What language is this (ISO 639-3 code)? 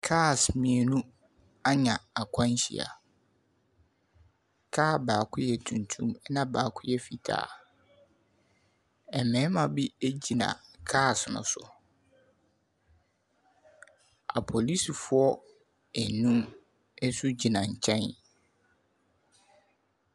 aka